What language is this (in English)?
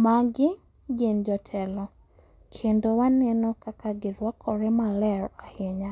Luo (Kenya and Tanzania)